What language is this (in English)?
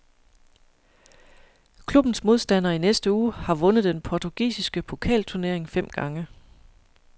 Danish